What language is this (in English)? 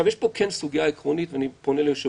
Hebrew